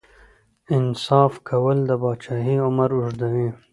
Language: Pashto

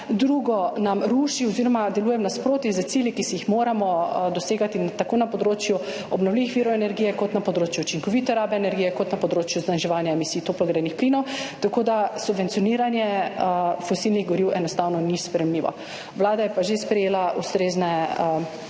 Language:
Slovenian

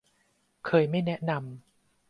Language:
Thai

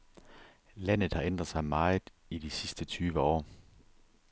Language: Danish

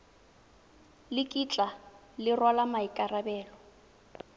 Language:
Tswana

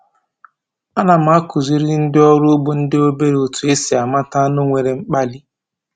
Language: Igbo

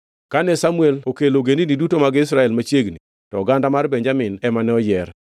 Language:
Luo (Kenya and Tanzania)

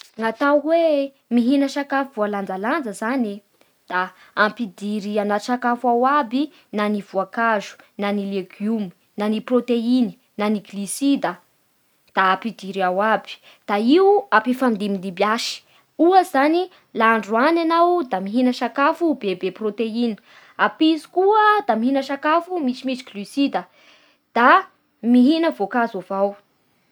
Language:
Bara Malagasy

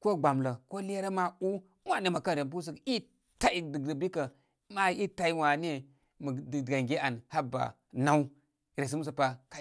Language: Koma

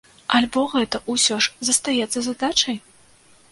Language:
Belarusian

